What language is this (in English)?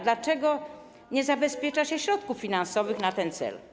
Polish